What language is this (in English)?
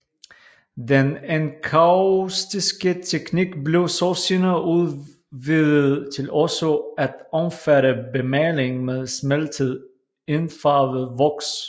Danish